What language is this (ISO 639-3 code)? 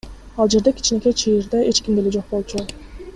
kir